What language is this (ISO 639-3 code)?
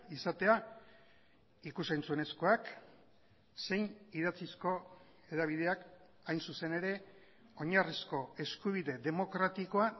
eus